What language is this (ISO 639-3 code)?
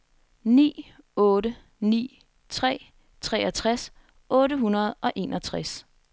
dan